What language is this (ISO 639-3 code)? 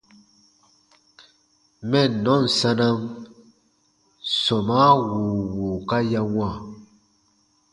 bba